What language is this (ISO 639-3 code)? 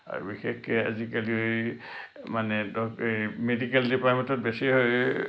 asm